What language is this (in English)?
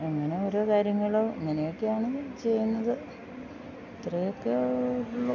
Malayalam